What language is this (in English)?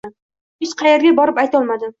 Uzbek